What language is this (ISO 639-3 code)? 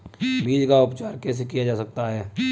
hin